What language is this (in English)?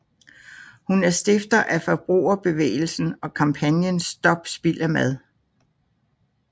Danish